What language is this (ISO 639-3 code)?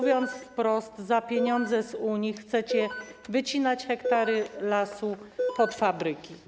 pol